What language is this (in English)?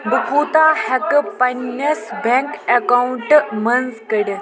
Kashmiri